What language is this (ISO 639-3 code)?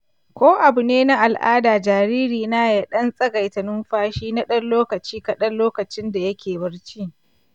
hau